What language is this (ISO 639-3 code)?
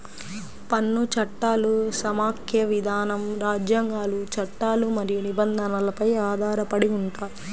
tel